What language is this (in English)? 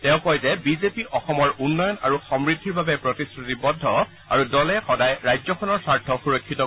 Assamese